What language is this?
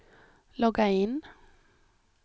Swedish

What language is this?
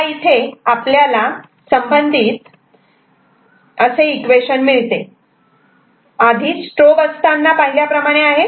Marathi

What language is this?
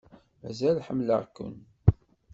Kabyle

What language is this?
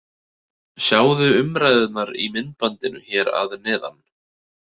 Icelandic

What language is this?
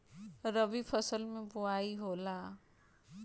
Bhojpuri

